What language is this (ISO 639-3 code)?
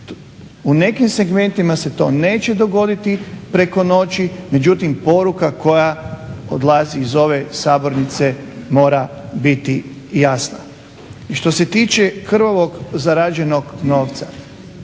hrv